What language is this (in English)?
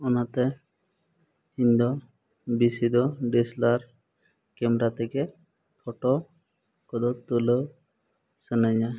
Santali